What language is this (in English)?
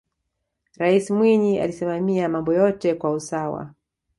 Swahili